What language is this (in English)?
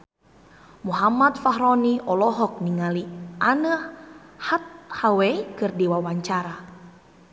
Sundanese